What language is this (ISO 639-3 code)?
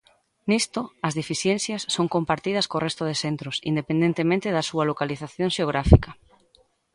glg